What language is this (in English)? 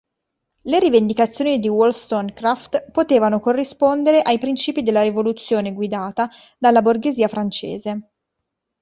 Italian